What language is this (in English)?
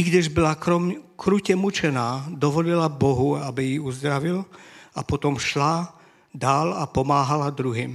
Czech